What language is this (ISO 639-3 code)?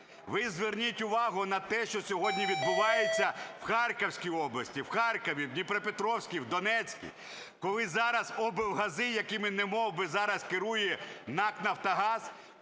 ukr